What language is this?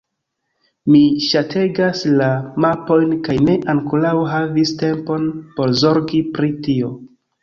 Esperanto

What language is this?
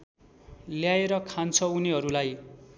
Nepali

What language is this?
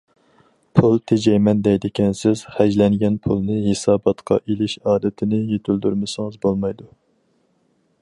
Uyghur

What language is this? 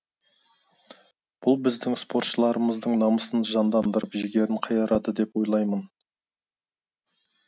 Kazakh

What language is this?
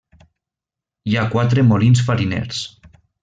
Catalan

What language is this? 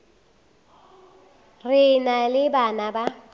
Northern Sotho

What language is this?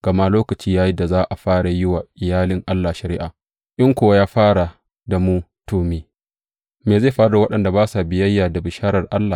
Hausa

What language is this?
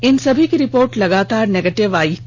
Hindi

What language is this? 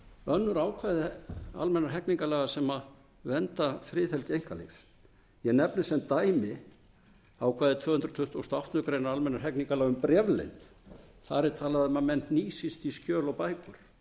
Icelandic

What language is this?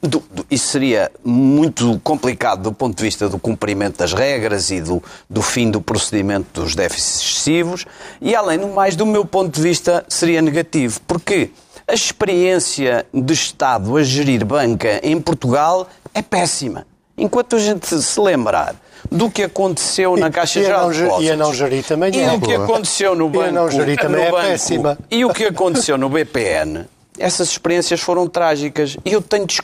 Portuguese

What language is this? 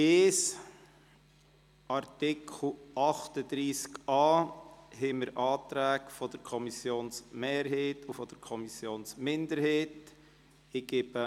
Swiss German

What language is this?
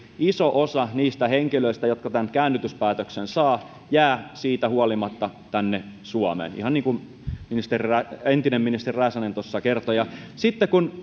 Finnish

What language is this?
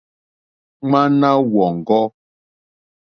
Mokpwe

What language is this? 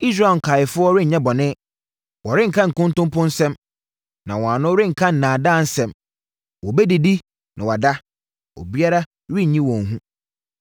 Akan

